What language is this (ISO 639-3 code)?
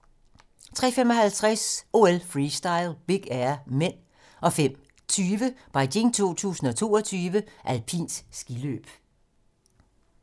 dan